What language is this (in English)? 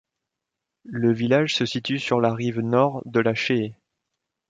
French